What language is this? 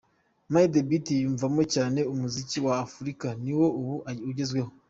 Kinyarwanda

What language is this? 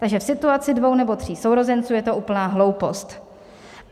Czech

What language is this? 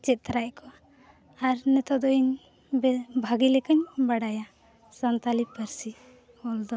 Santali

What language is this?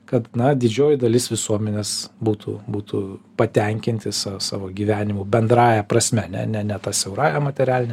Lithuanian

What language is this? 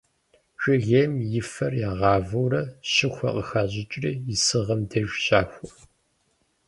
Kabardian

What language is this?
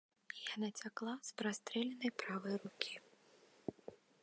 Belarusian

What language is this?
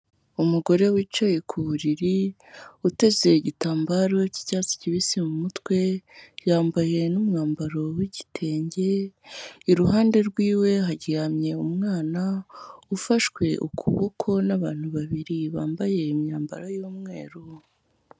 Kinyarwanda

